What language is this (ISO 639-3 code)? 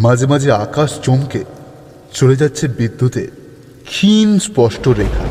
ben